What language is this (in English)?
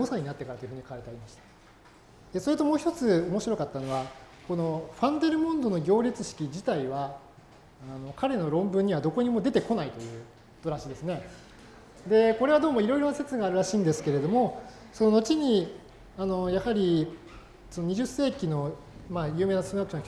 Japanese